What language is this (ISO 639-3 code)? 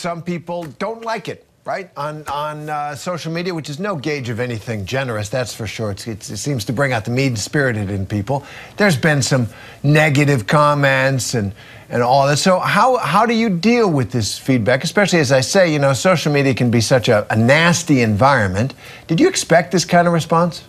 kor